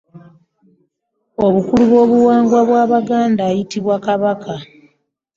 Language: Ganda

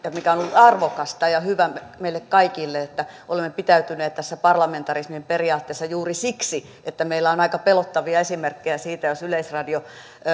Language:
Finnish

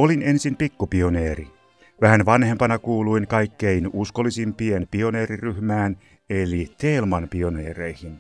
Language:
Finnish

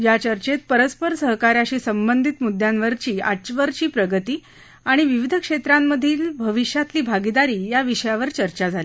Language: Marathi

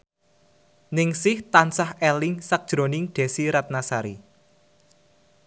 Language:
Javanese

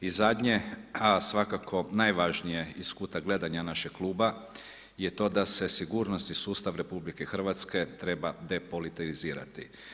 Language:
Croatian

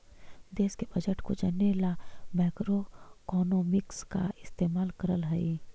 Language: Magahi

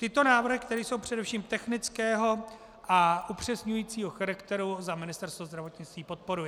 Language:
Czech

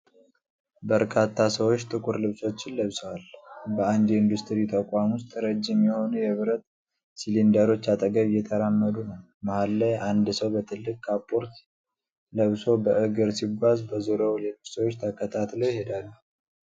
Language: Amharic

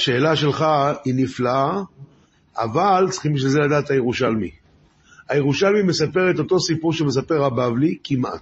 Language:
Hebrew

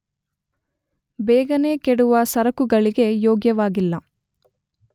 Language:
Kannada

